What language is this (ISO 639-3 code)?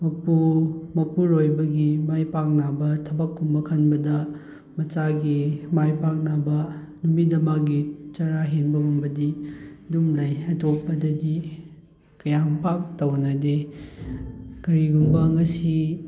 mni